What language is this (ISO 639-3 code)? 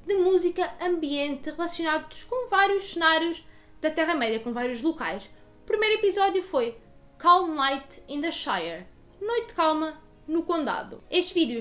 por